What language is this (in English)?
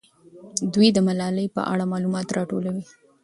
Pashto